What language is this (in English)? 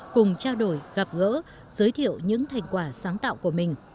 Vietnamese